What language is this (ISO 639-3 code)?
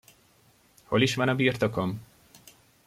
hun